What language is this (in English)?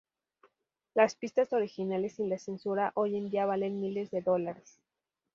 Spanish